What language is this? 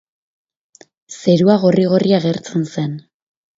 Basque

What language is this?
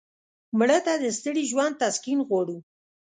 Pashto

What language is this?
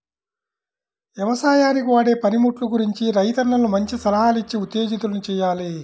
Telugu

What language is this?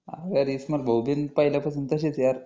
Marathi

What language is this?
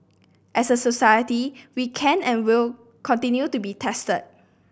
English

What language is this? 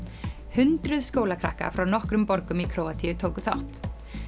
Icelandic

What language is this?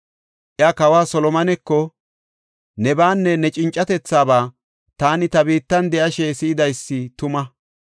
Gofa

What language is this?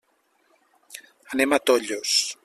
Catalan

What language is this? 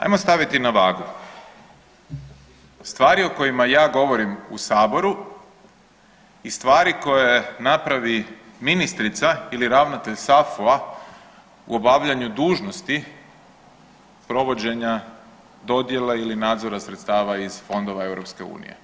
Croatian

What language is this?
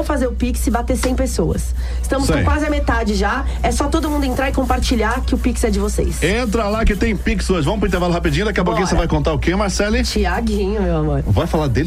Portuguese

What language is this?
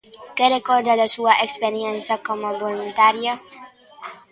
Galician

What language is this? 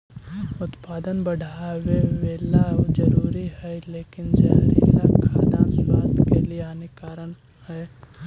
Magahi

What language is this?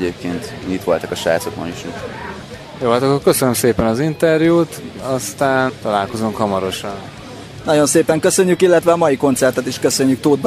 Hungarian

